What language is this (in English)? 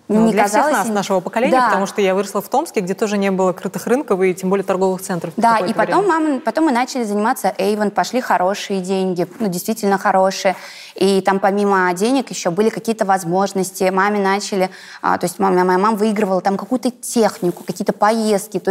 Russian